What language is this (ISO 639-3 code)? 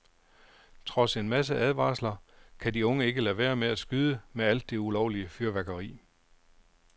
dan